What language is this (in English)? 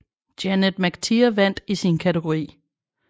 Danish